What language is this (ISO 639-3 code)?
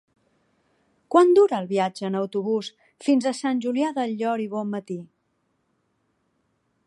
cat